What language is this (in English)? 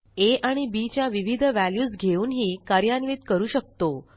Marathi